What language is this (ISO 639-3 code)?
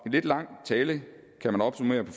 dan